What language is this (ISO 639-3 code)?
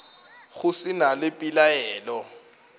nso